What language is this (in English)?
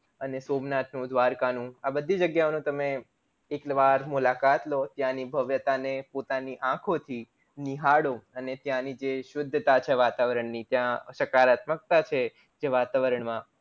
Gujarati